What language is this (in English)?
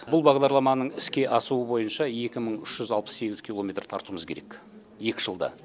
Kazakh